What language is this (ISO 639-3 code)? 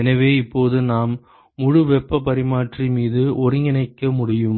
tam